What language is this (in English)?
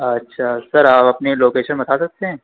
Urdu